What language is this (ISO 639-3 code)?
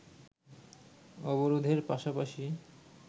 ben